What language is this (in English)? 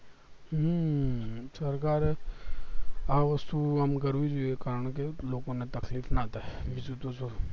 Gujarati